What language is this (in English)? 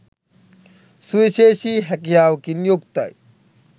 Sinhala